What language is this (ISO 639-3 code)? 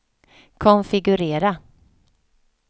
swe